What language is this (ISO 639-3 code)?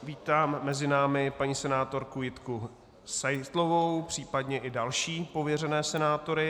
ces